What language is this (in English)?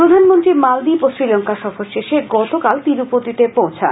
Bangla